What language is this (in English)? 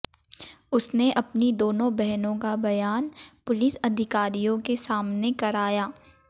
Hindi